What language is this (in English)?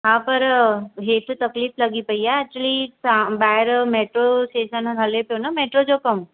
Sindhi